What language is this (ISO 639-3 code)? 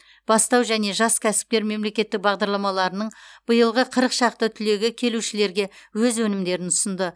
kaz